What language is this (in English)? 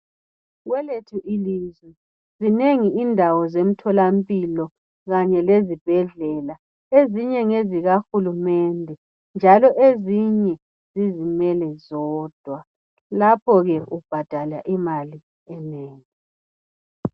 North Ndebele